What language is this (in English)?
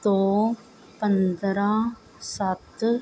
Punjabi